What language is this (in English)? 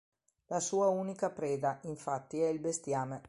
Italian